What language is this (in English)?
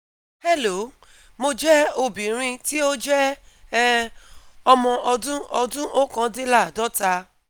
Yoruba